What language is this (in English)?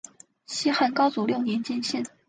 Chinese